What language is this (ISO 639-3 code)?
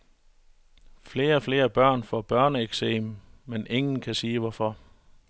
dan